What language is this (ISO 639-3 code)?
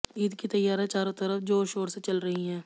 hin